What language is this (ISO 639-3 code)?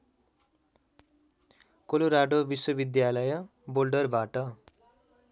nep